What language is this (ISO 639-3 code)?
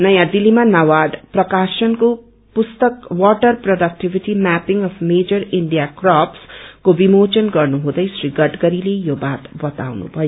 nep